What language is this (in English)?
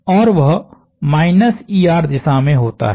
Hindi